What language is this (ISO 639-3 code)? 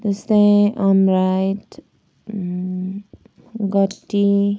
nep